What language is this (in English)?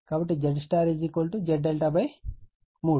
Telugu